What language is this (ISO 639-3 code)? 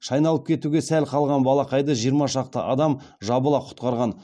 kaz